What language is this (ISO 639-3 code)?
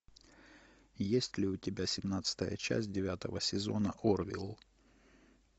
rus